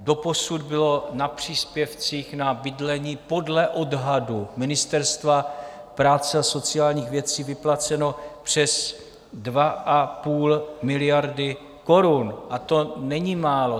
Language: Czech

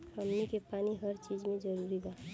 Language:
Bhojpuri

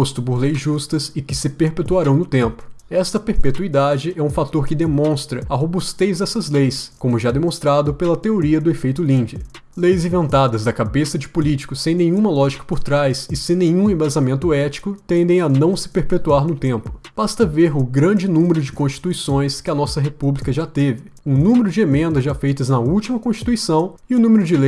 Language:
Portuguese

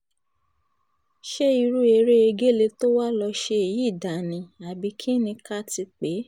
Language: Yoruba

